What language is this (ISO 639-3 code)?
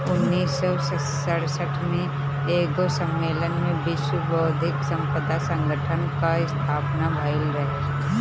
bho